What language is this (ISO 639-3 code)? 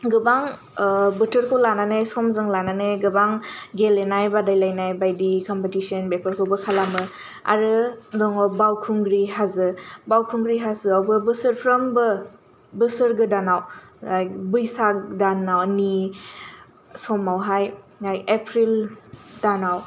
brx